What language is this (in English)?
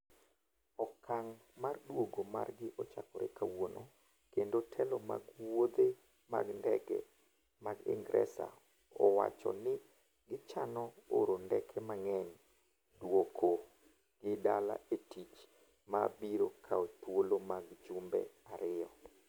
Luo (Kenya and Tanzania)